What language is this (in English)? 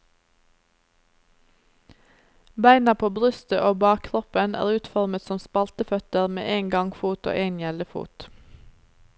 Norwegian